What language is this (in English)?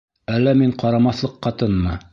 Bashkir